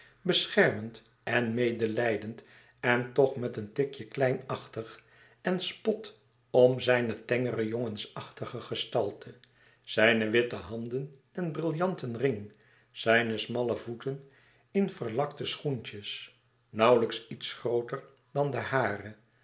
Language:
Dutch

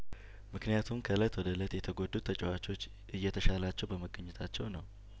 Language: Amharic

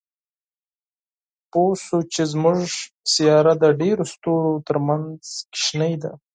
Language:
Pashto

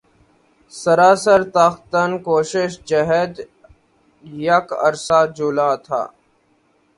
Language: Urdu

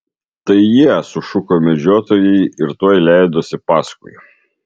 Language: Lithuanian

